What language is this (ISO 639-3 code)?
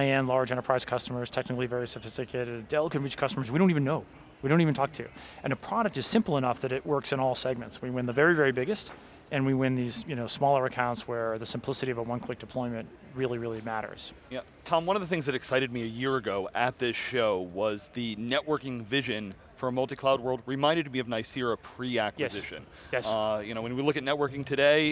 eng